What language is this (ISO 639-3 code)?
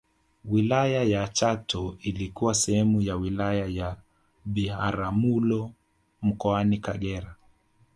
swa